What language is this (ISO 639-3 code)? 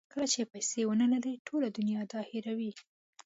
pus